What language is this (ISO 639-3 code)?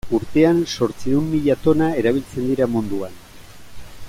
eus